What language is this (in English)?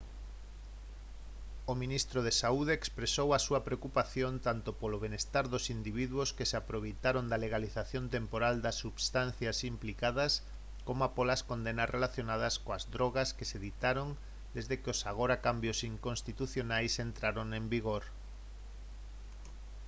Galician